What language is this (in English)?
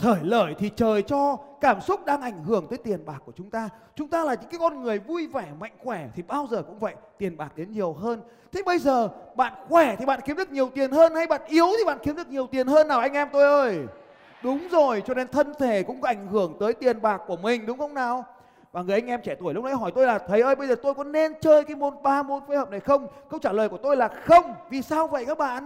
Vietnamese